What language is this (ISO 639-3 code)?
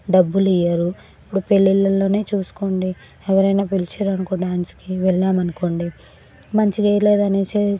tel